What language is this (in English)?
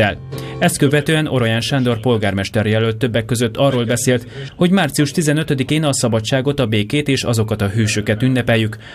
Hungarian